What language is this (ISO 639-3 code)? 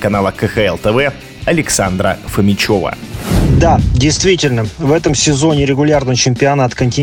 rus